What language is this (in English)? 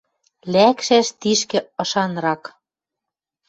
Western Mari